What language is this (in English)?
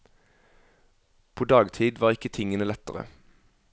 Norwegian